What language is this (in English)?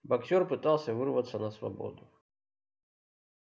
Russian